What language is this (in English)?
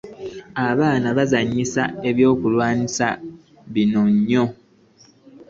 Ganda